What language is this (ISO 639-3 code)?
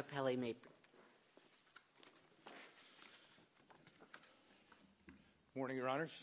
eng